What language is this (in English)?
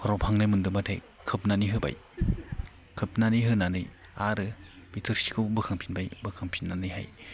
Bodo